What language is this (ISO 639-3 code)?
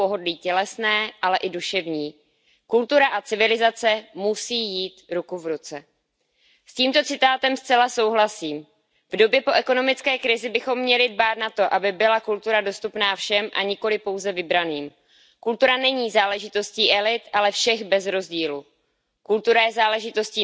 ces